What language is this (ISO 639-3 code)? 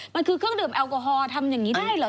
tha